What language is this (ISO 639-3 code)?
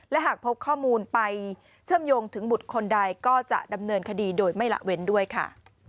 tha